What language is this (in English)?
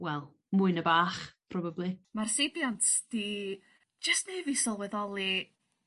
Welsh